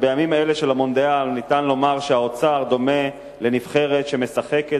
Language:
Hebrew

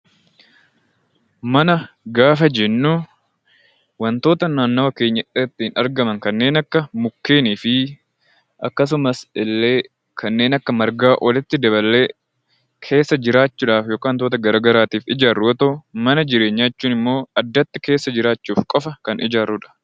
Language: Oromo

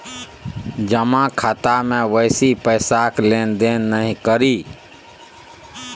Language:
Maithili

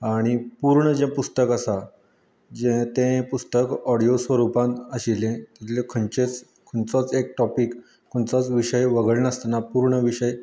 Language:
Konkani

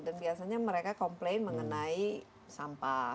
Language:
Indonesian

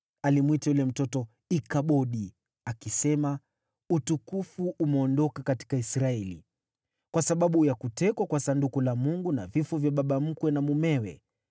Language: Swahili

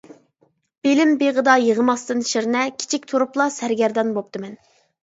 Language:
Uyghur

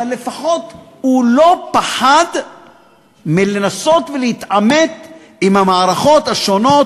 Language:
Hebrew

